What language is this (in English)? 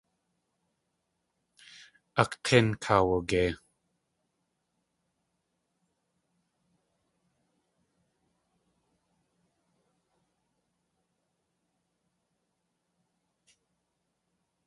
Tlingit